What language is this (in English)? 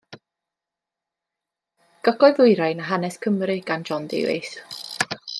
Welsh